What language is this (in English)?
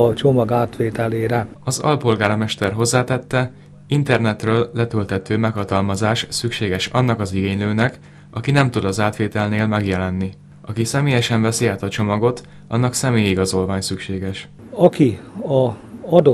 Hungarian